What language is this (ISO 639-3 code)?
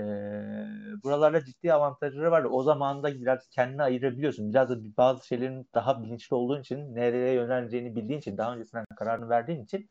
tur